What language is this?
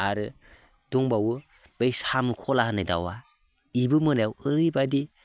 Bodo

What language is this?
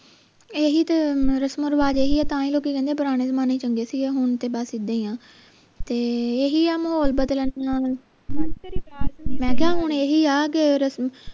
Punjabi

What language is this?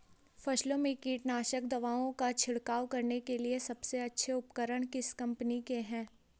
Hindi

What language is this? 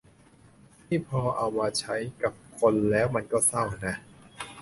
Thai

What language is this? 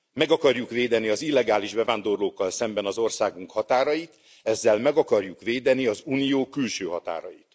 Hungarian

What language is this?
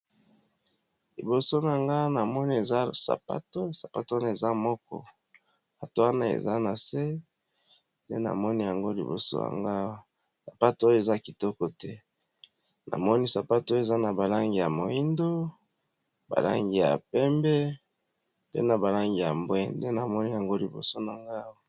Lingala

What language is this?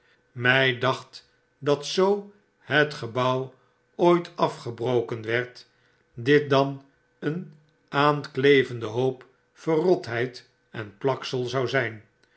Dutch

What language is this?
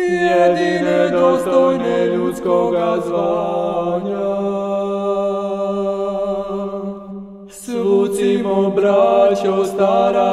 Romanian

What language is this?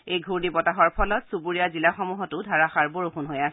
Assamese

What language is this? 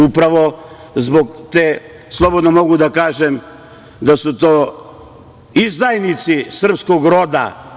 Serbian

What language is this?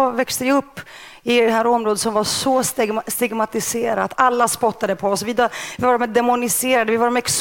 Swedish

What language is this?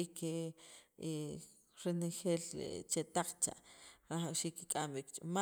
Sacapulteco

